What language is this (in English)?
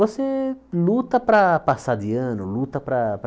Portuguese